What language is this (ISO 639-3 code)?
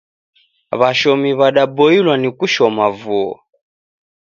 dav